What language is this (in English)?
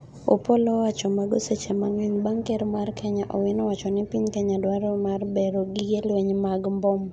Luo (Kenya and Tanzania)